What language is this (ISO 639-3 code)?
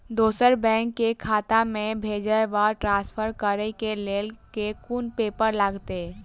mai